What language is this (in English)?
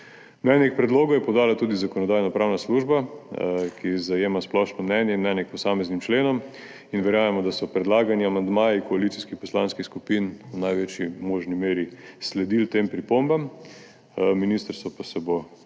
Slovenian